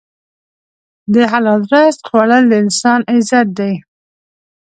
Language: Pashto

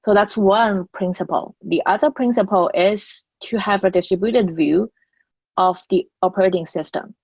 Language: English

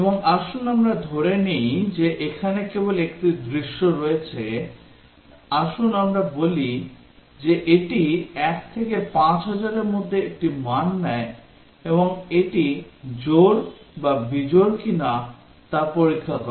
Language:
Bangla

